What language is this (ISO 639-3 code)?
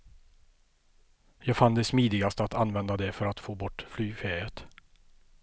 swe